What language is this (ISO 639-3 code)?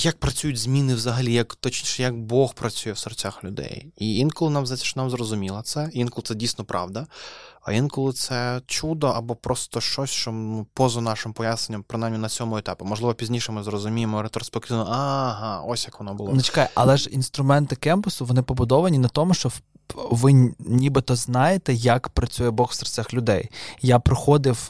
ukr